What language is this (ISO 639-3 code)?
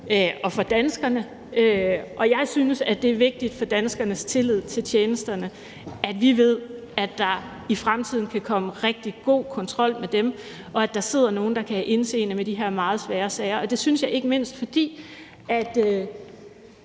dan